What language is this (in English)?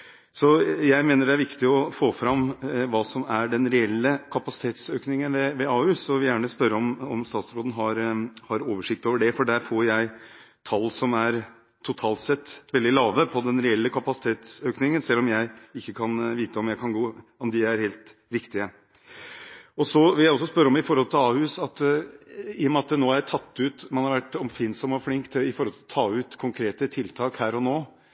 Norwegian Bokmål